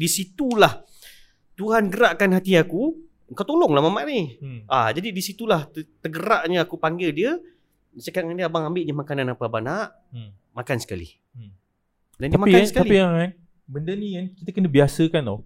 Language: Malay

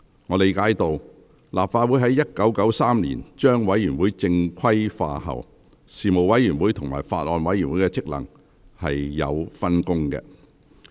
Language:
Cantonese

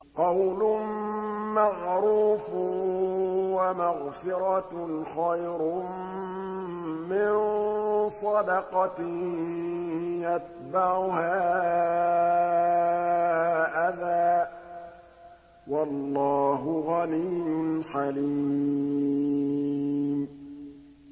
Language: Arabic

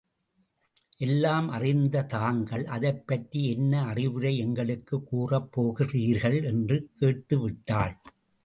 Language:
Tamil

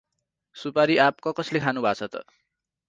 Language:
Nepali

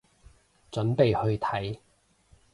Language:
Cantonese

